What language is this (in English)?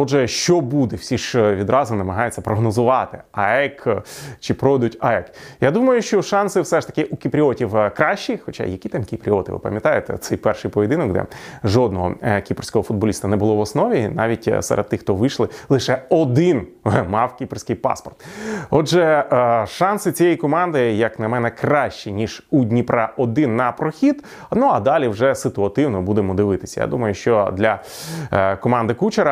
Ukrainian